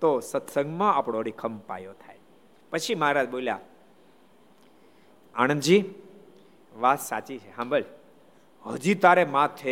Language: Gujarati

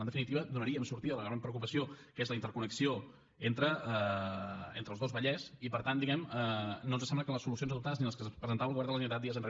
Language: Catalan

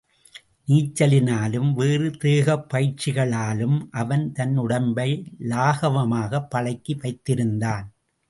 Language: Tamil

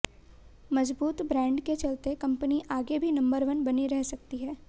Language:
Hindi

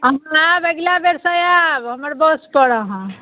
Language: Maithili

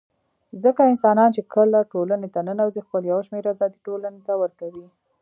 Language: Pashto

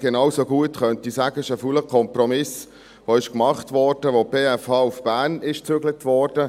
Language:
Swiss German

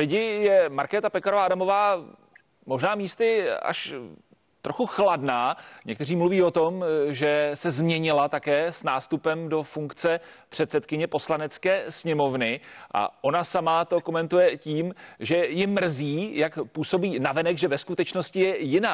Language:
Czech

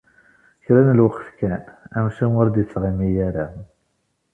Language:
Kabyle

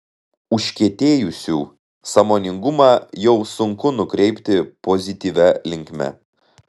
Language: Lithuanian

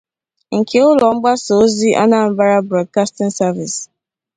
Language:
Igbo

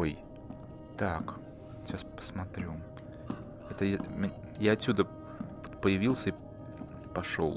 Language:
Russian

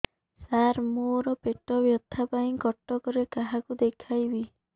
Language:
Odia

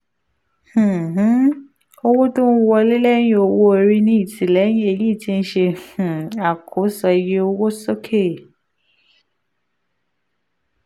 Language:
Yoruba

